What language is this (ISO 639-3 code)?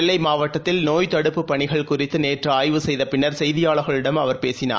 tam